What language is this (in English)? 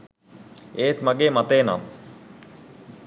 Sinhala